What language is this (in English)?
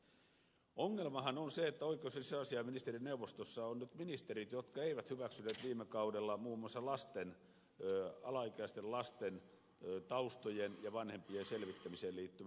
Finnish